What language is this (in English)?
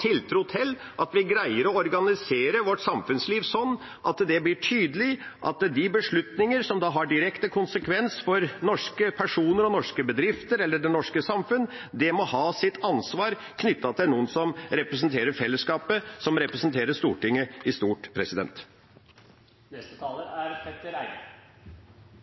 Norwegian Bokmål